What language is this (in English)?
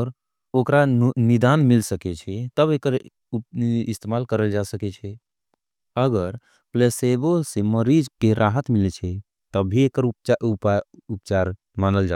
Angika